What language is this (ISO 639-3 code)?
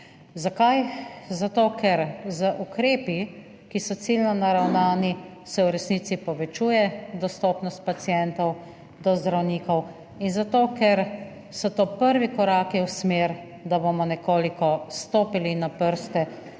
slv